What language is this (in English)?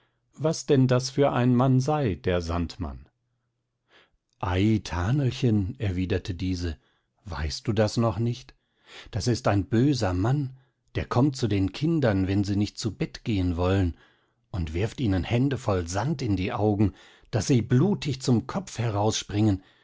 German